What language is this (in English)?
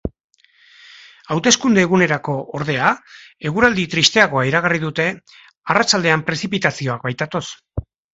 Basque